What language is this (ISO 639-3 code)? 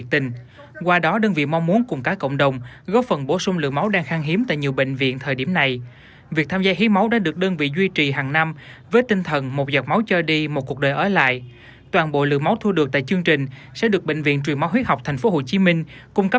vie